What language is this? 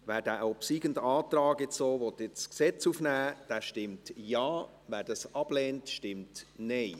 Swiss German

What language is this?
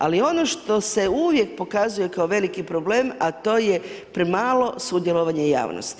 Croatian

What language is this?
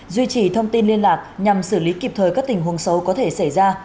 Vietnamese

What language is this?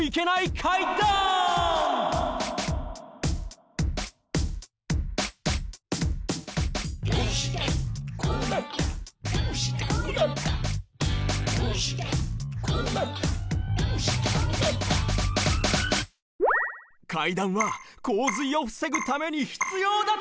Japanese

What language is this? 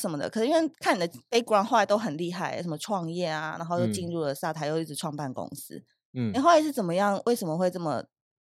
Chinese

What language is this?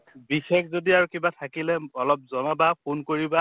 Assamese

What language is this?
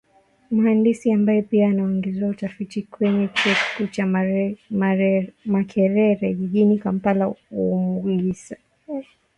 Swahili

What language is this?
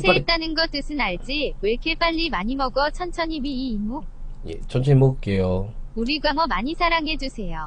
Korean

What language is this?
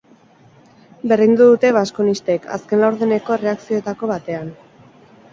Basque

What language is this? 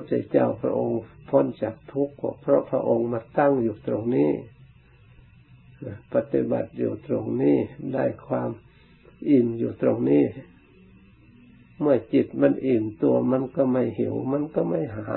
Thai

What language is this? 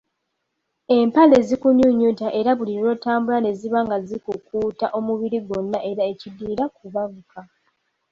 Ganda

